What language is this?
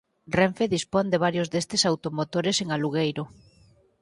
Galician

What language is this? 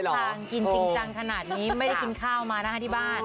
Thai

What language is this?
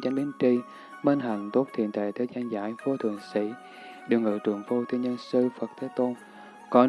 Vietnamese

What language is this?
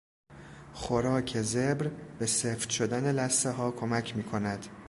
Persian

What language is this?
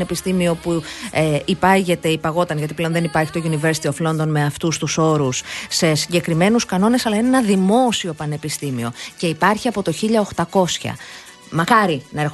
Greek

